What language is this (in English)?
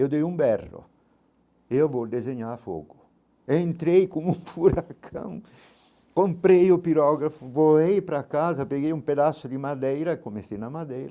Portuguese